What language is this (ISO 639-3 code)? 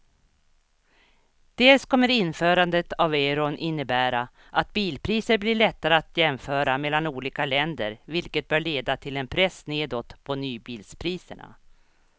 swe